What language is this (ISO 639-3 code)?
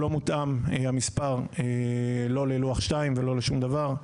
heb